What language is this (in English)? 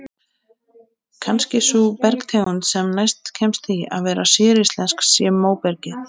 Icelandic